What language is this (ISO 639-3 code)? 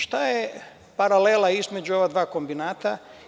srp